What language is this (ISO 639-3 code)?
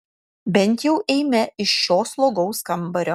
lit